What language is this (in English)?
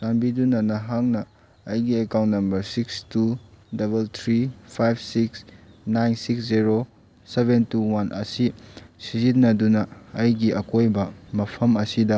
Manipuri